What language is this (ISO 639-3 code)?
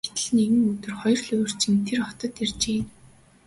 mon